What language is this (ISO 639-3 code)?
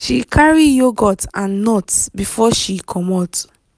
pcm